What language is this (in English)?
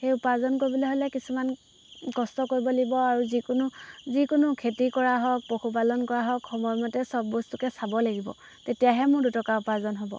Assamese